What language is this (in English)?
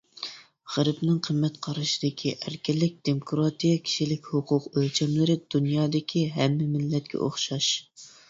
Uyghur